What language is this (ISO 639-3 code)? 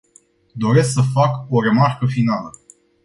ron